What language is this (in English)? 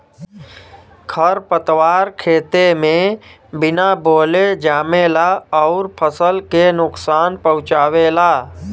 Bhojpuri